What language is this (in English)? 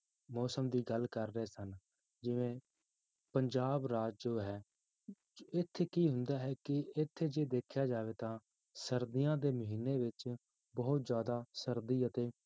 Punjabi